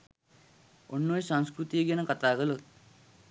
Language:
Sinhala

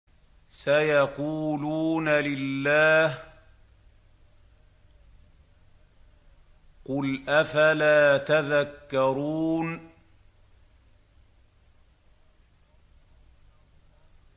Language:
Arabic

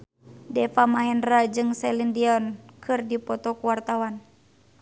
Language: Sundanese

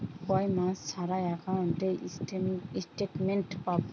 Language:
Bangla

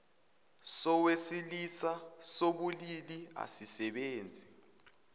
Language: Zulu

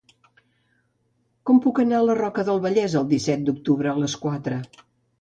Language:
Catalan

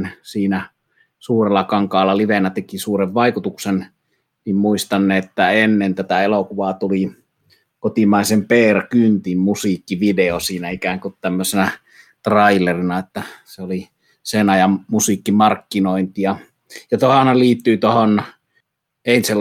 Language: Finnish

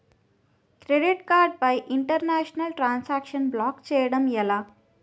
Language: Telugu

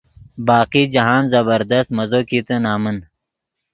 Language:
Yidgha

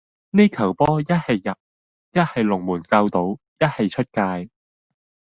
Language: Cantonese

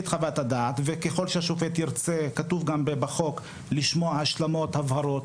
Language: Hebrew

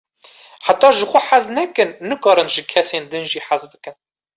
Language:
Kurdish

